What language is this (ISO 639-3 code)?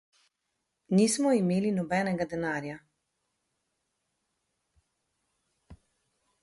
slv